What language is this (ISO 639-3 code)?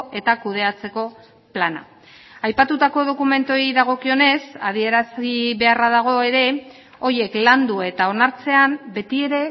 eus